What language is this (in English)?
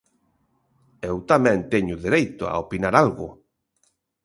Galician